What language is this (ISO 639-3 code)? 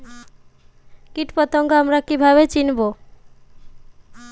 ben